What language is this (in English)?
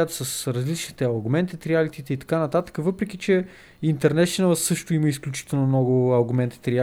Bulgarian